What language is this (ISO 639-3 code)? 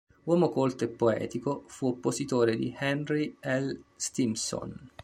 ita